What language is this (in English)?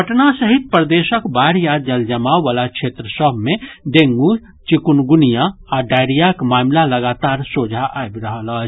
Maithili